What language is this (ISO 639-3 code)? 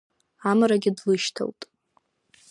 abk